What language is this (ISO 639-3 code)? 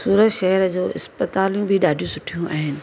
snd